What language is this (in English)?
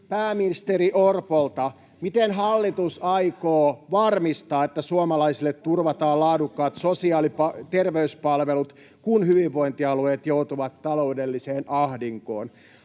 Finnish